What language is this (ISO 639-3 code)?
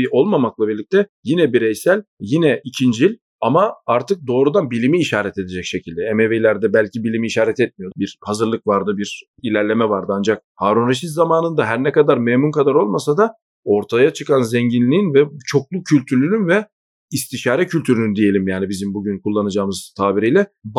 tur